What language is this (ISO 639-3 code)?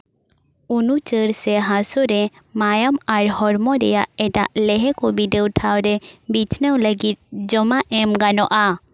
sat